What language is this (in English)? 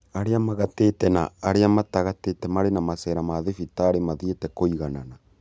Kikuyu